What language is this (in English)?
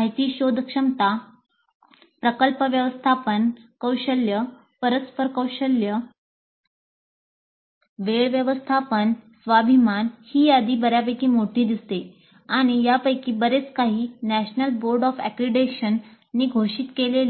Marathi